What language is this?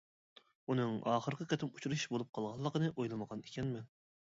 Uyghur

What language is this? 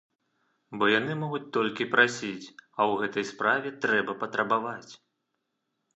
Belarusian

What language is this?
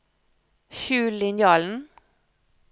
Norwegian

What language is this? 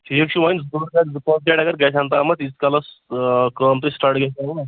Kashmiri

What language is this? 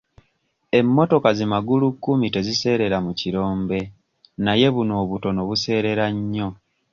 Ganda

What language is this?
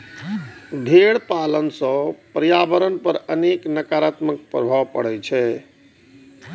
Maithili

